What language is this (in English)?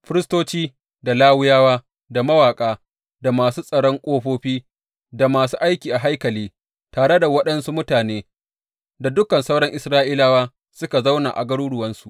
Hausa